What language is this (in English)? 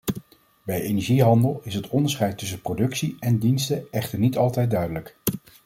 Dutch